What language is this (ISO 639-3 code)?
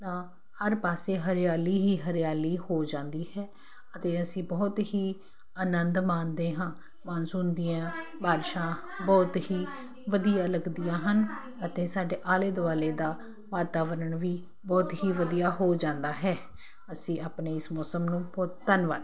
pan